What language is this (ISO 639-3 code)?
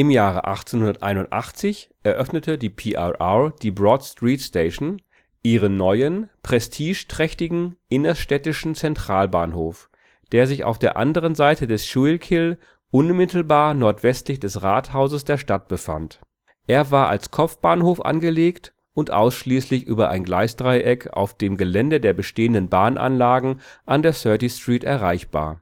deu